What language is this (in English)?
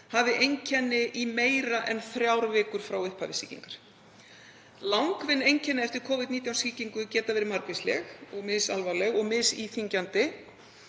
Icelandic